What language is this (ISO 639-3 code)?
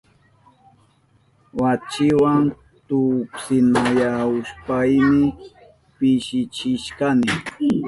qup